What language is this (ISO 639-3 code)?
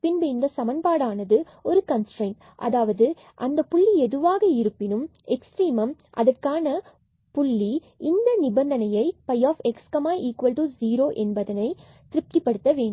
tam